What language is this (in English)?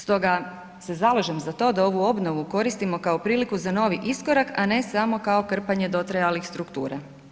Croatian